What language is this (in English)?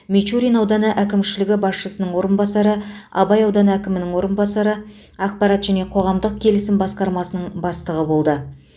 Kazakh